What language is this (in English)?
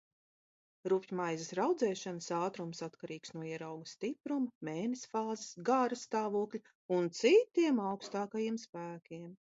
Latvian